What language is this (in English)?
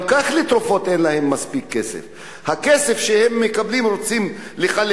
Hebrew